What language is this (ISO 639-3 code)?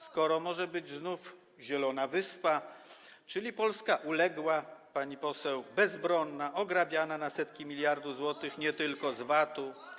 pol